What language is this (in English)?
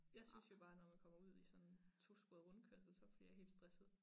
Danish